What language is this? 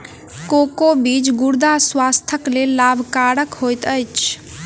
Maithili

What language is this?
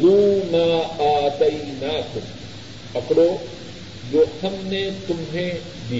Urdu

